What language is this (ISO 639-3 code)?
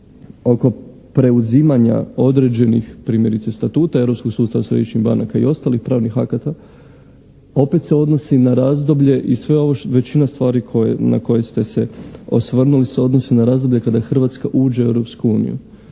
hrv